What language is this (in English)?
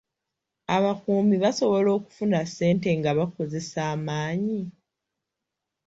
Ganda